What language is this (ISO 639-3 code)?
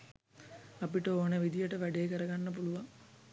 sin